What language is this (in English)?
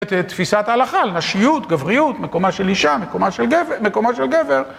Hebrew